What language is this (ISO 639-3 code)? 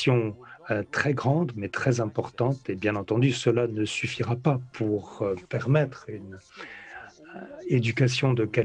fra